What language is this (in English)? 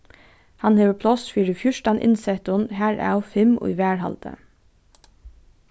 Faroese